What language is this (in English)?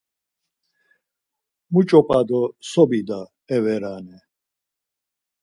Laz